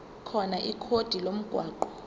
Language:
Zulu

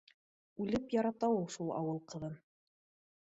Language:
Bashkir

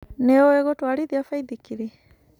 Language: Kikuyu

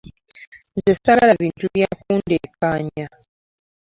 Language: Ganda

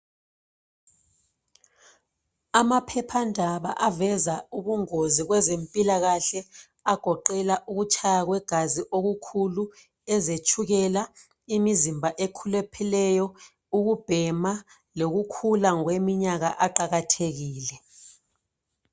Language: North Ndebele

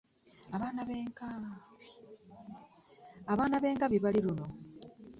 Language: Ganda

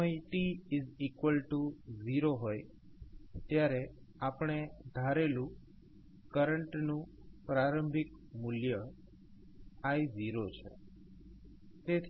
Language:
Gujarati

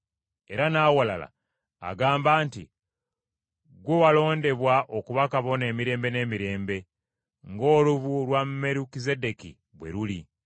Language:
Ganda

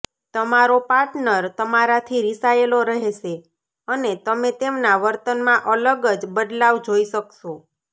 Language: Gujarati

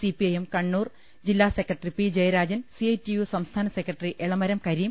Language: Malayalam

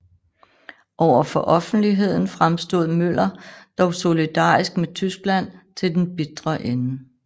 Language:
Danish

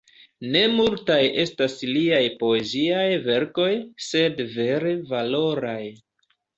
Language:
Esperanto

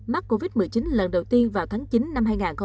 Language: Vietnamese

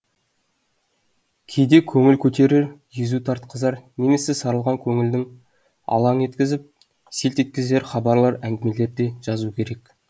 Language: Kazakh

